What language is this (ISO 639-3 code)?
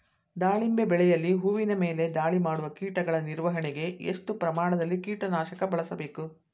kan